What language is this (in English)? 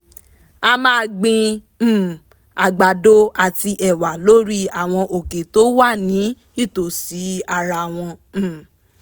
Yoruba